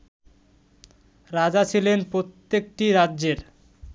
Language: Bangla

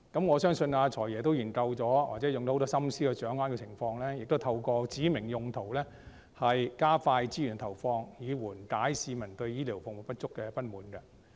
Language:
Cantonese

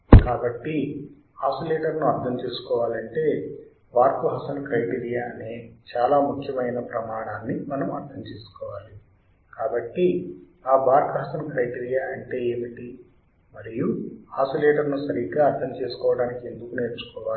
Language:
Telugu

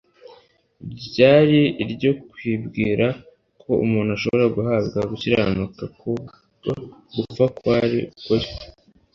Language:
Kinyarwanda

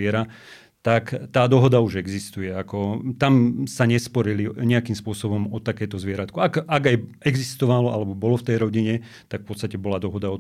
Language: Slovak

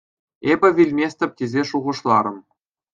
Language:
Chuvash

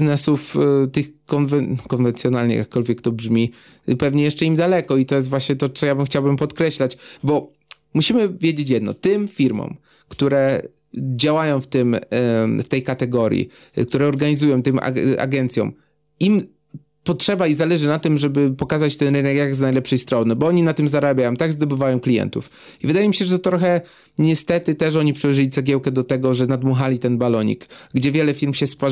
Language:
Polish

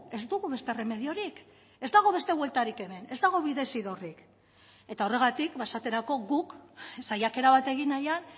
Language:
Basque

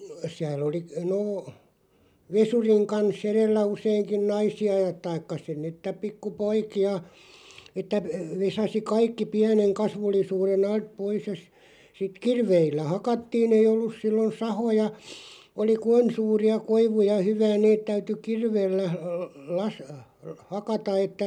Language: Finnish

